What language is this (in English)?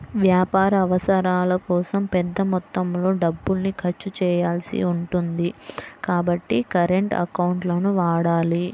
Telugu